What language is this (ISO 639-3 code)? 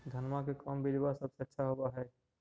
mag